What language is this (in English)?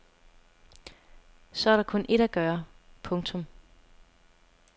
Danish